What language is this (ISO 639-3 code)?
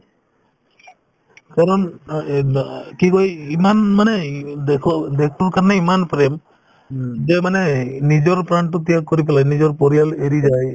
asm